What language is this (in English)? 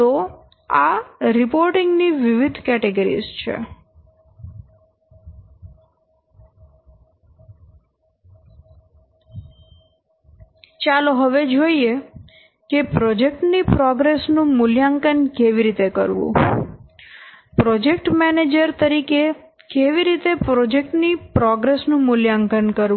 Gujarati